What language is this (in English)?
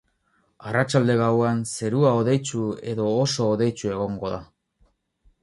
Basque